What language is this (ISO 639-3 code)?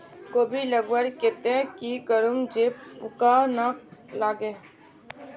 mag